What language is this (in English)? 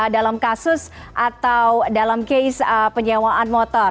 Indonesian